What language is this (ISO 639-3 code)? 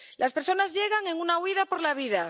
spa